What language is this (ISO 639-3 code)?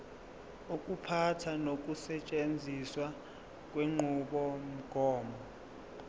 zul